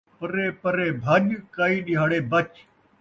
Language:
Saraiki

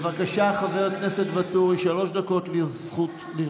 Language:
Hebrew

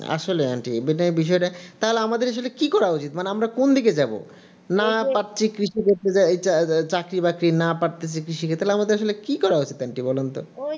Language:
Bangla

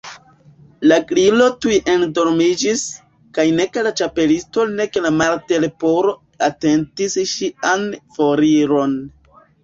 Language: Esperanto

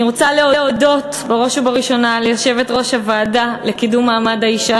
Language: Hebrew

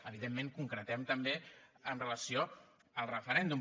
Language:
Catalan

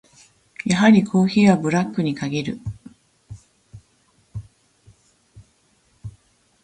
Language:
Japanese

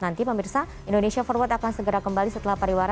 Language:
Indonesian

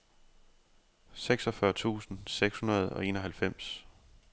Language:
Danish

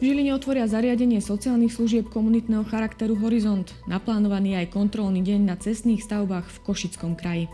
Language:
Slovak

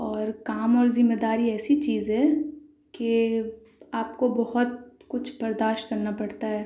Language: Urdu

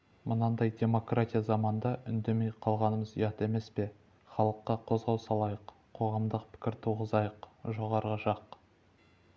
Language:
Kazakh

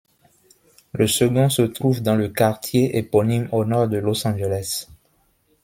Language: French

